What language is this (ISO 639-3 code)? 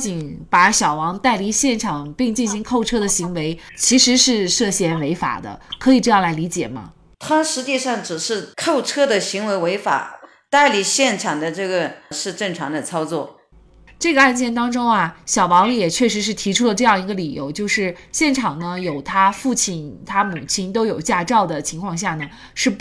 zho